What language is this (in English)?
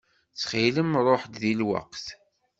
Kabyle